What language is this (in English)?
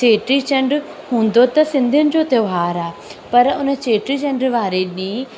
Sindhi